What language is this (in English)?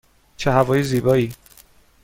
Persian